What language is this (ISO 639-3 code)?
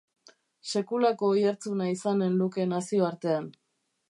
eus